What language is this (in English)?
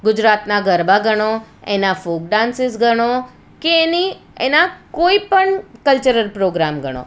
Gujarati